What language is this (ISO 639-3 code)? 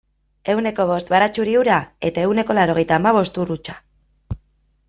eus